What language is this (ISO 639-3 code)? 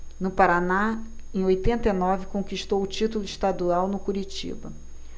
por